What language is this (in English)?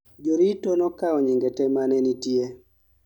Luo (Kenya and Tanzania)